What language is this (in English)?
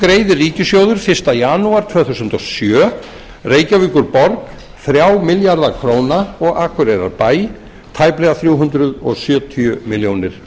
Icelandic